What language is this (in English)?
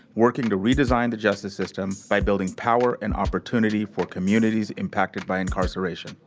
English